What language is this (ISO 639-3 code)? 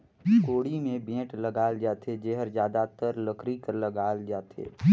hne